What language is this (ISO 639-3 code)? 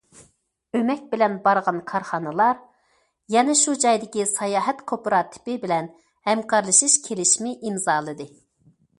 uig